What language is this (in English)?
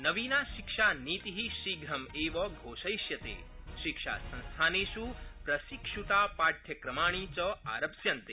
Sanskrit